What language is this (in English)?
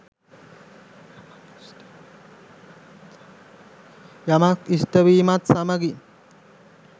Sinhala